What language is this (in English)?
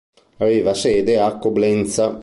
Italian